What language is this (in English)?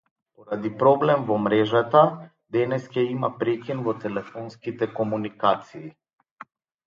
Macedonian